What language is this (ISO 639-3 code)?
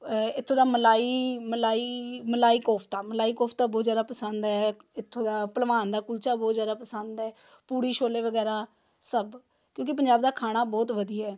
pan